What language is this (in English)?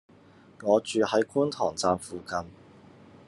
Cantonese